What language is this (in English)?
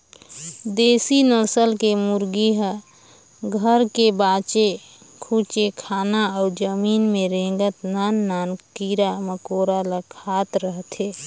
Chhattisgarhi